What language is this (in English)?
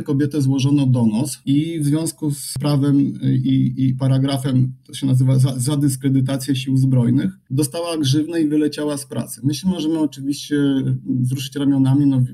Polish